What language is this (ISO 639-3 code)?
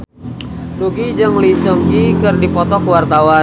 sun